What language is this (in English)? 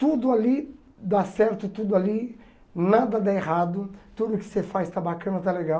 Portuguese